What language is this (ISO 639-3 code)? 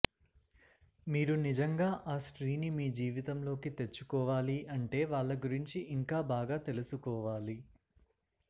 tel